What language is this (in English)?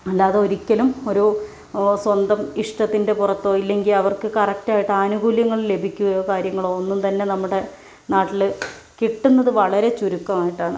Malayalam